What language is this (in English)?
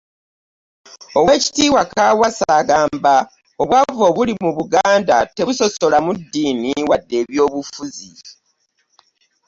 Ganda